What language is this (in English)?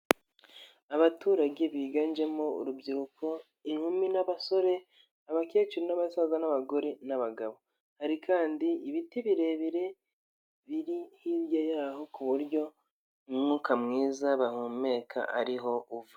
Kinyarwanda